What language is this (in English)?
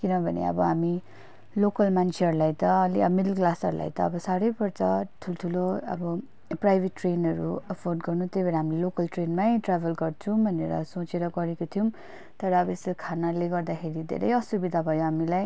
Nepali